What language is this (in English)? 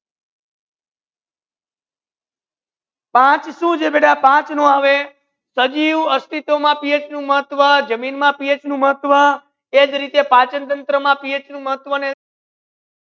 Gujarati